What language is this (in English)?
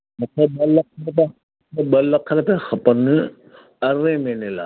Sindhi